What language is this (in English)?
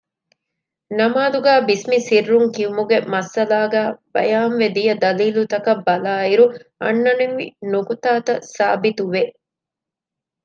Divehi